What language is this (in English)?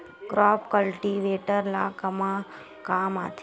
Chhattisgarhi